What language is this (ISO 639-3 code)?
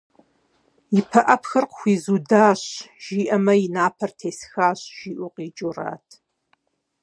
kbd